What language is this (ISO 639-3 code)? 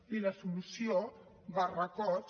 cat